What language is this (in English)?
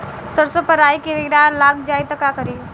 Bhojpuri